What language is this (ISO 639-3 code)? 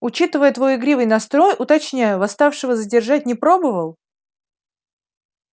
rus